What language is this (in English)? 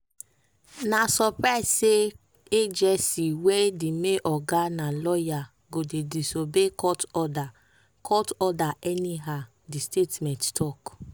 Nigerian Pidgin